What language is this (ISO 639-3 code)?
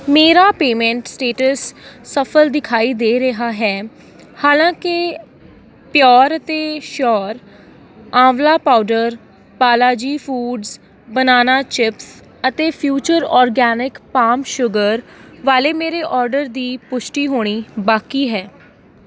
pan